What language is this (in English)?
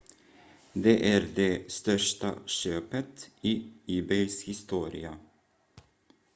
Swedish